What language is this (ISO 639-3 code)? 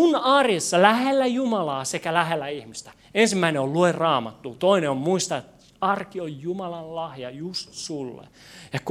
fin